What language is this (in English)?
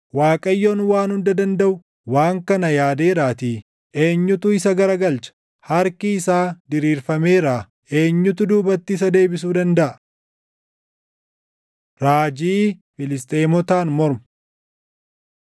Oromo